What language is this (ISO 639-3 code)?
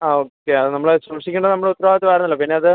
mal